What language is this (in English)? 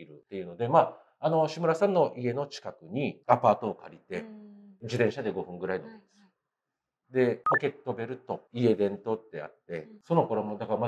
Japanese